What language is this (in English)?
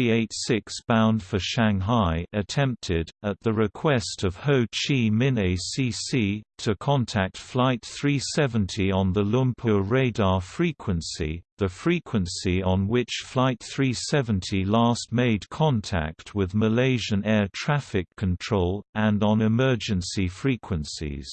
English